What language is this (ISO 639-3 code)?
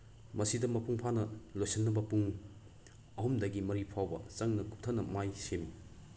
mni